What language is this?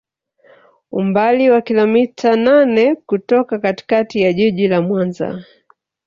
Swahili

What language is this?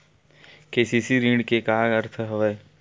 Chhattisgarhi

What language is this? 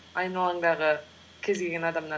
Kazakh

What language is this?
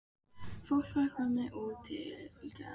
Icelandic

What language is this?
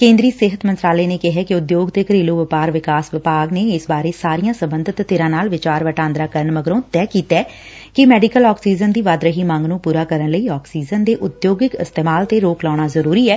Punjabi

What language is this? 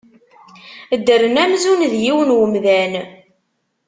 Kabyle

